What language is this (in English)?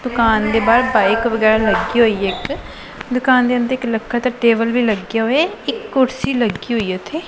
Punjabi